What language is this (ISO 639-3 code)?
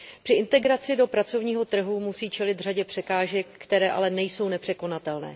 ces